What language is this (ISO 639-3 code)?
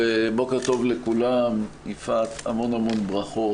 heb